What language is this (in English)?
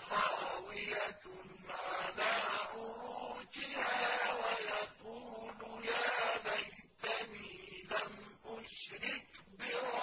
Arabic